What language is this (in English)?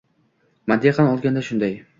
Uzbek